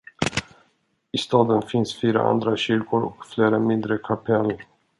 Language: Swedish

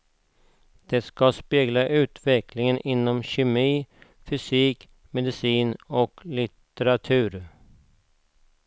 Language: Swedish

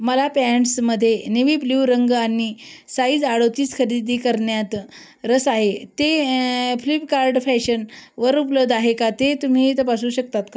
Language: Marathi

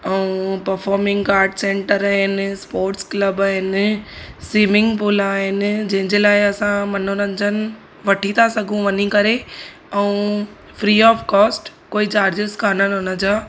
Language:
Sindhi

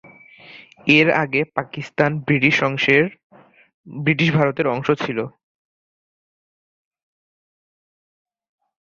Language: Bangla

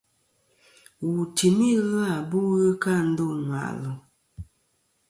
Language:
Kom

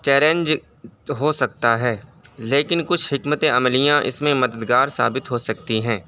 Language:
Urdu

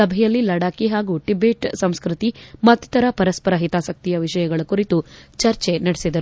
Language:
Kannada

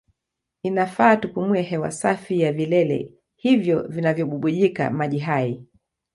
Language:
Swahili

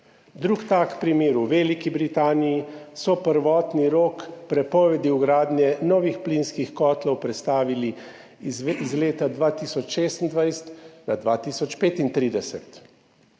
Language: Slovenian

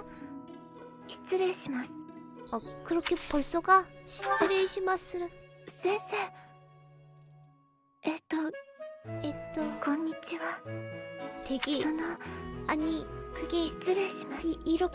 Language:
Korean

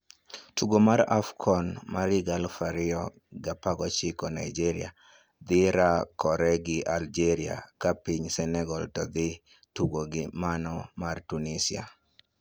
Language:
Luo (Kenya and Tanzania)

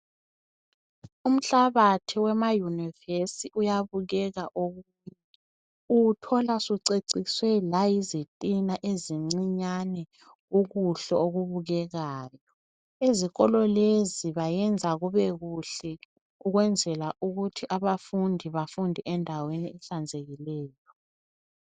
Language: North Ndebele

